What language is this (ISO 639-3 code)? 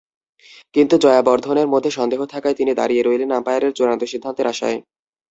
ben